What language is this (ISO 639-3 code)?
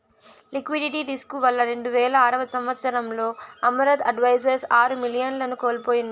tel